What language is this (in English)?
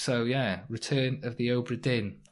Welsh